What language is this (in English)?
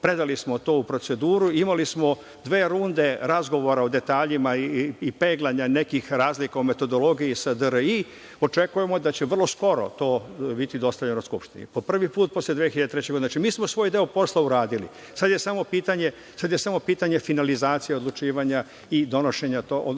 Serbian